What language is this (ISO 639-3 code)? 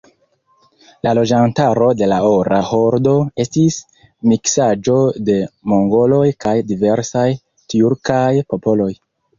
epo